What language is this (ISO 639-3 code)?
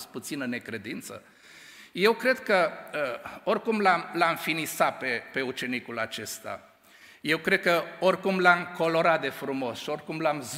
ron